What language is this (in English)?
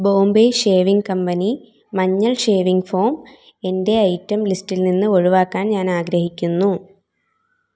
Malayalam